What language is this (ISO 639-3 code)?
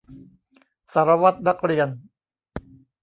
tha